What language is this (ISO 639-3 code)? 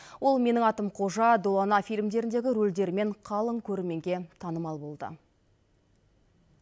kaz